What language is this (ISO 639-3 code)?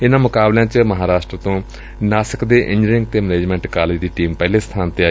pan